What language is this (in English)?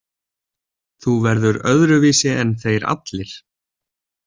Icelandic